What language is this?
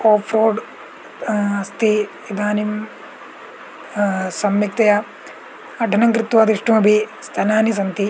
Sanskrit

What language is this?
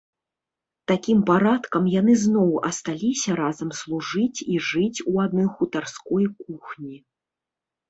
Belarusian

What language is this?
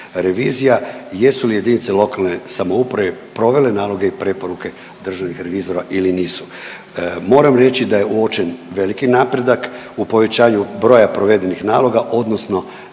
Croatian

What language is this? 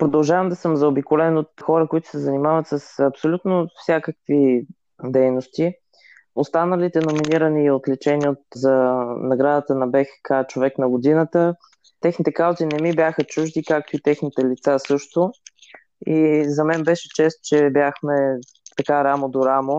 Bulgarian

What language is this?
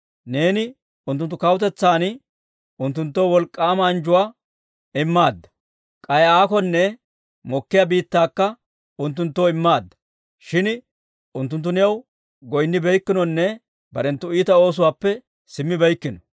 Dawro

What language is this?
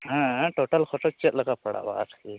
Santali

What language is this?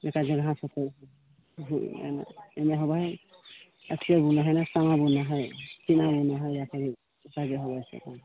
Maithili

